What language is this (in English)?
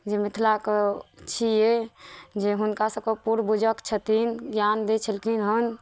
Maithili